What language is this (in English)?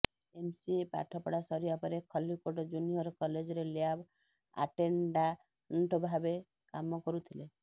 Odia